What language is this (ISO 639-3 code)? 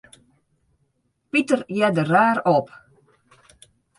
fry